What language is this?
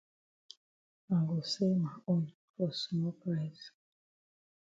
Cameroon Pidgin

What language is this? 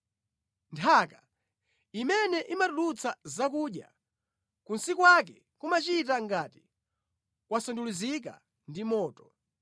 Nyanja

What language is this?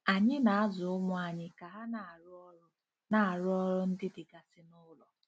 Igbo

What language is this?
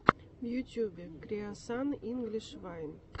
Russian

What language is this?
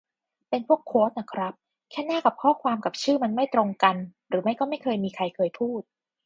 Thai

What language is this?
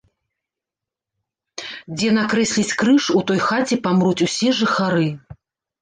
Belarusian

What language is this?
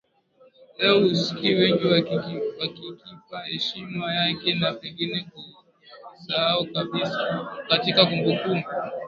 Swahili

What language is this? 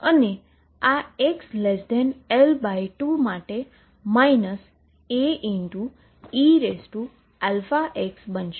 Gujarati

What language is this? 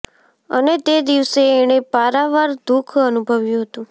Gujarati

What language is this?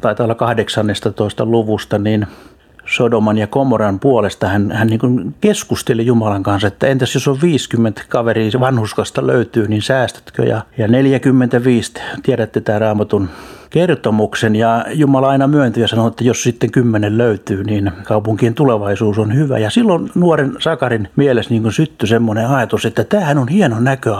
Finnish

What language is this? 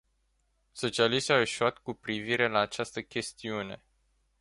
Romanian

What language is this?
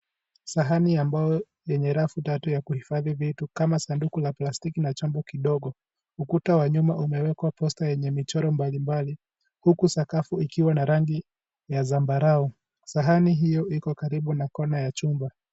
Swahili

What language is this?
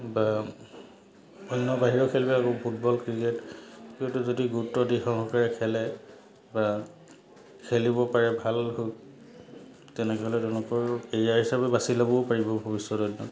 Assamese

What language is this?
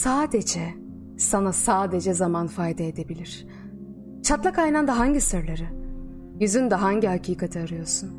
Turkish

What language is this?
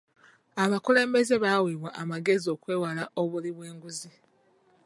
Ganda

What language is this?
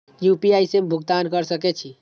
Maithili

